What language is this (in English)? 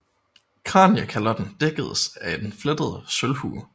Danish